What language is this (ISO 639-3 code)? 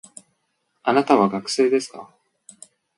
jpn